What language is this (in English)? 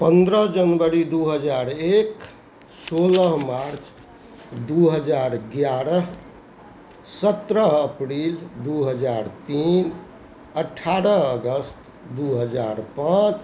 Maithili